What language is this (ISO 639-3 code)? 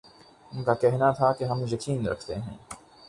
urd